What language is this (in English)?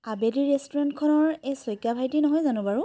Assamese